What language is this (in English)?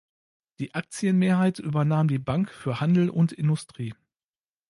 German